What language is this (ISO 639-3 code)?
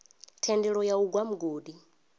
ven